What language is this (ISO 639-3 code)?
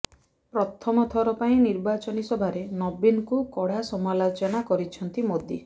ori